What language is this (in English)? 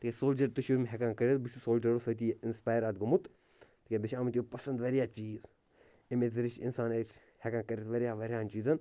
Kashmiri